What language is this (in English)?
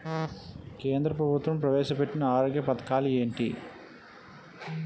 Telugu